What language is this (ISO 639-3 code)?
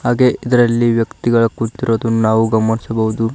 kan